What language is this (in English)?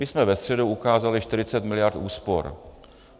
Czech